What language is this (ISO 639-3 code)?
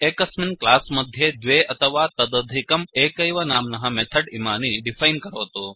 san